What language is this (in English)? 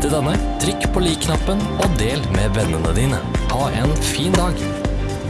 Norwegian